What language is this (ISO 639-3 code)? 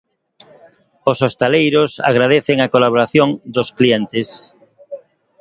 glg